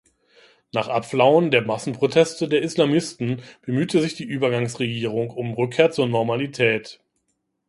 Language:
German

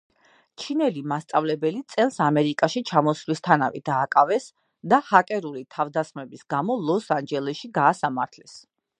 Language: Georgian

